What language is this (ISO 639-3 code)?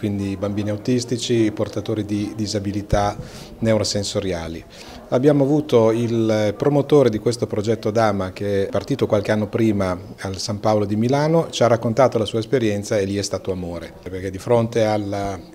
ita